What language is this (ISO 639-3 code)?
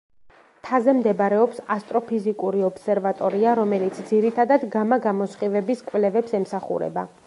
kat